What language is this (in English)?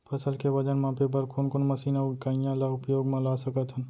Chhattisgarhi